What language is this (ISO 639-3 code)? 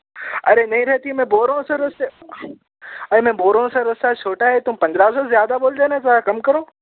urd